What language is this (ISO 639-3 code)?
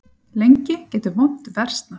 isl